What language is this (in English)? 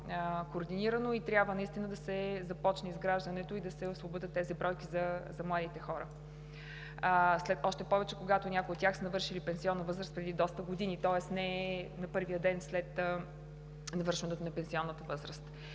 Bulgarian